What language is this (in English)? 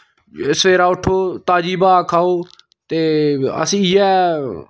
Dogri